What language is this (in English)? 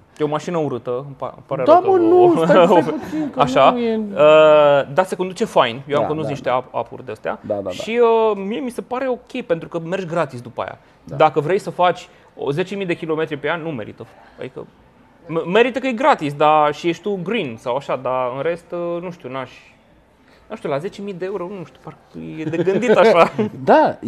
Romanian